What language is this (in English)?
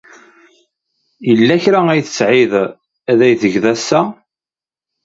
Kabyle